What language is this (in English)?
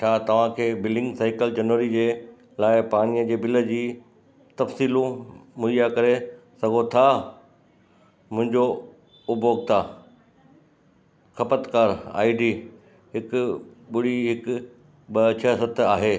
Sindhi